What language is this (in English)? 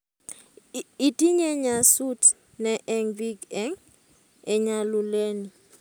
Kalenjin